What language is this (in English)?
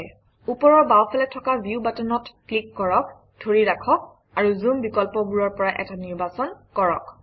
Assamese